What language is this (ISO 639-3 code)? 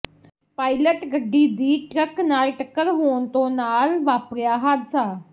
pan